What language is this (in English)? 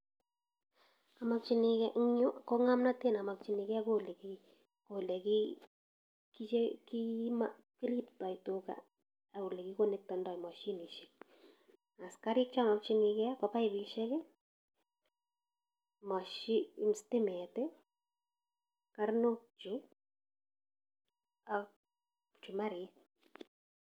Kalenjin